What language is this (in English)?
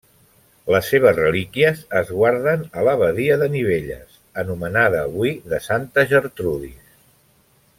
Catalan